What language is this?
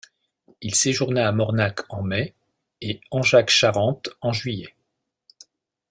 French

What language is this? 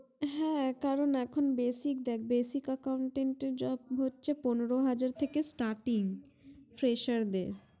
Bangla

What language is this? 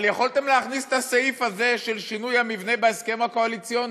Hebrew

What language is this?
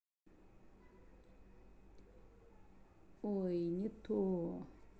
Russian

